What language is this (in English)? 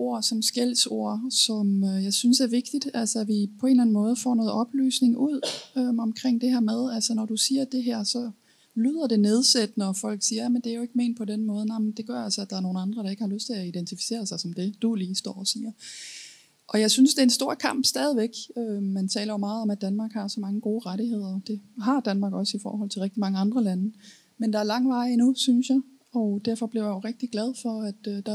Danish